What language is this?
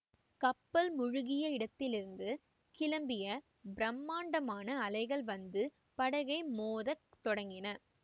Tamil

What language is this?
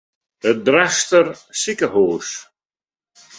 Western Frisian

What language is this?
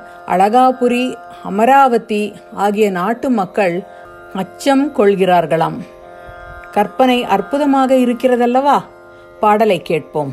Tamil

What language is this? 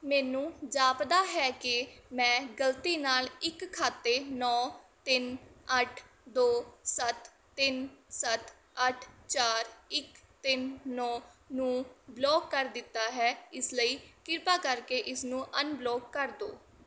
Punjabi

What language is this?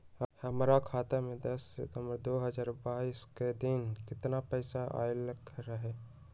Magahi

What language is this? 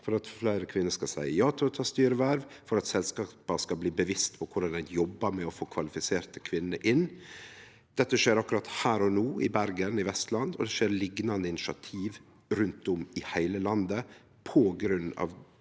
Norwegian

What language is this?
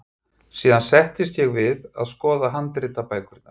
Icelandic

